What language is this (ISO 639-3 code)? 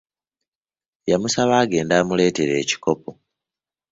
lug